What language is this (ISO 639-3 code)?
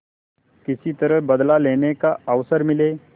hin